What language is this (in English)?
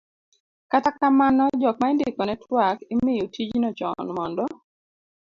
Luo (Kenya and Tanzania)